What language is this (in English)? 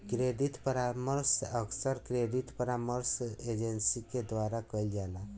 Bhojpuri